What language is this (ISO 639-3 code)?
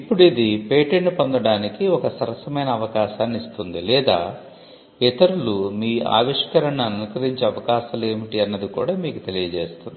tel